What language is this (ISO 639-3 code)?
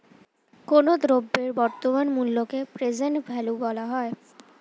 ben